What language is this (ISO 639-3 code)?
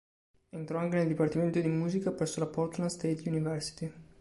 ita